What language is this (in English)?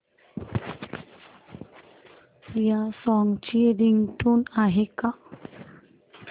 Marathi